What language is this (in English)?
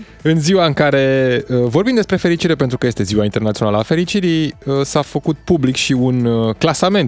Romanian